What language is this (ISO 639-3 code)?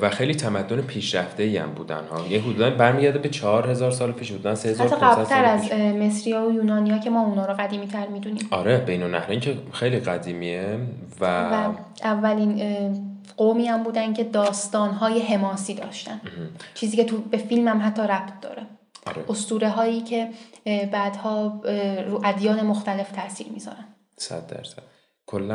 fas